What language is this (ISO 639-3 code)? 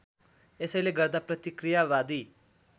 nep